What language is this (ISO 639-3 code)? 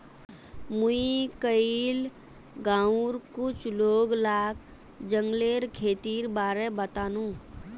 mag